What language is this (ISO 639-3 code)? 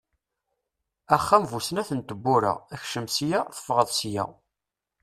kab